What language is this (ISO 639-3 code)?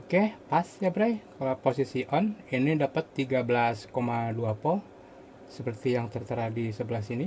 ind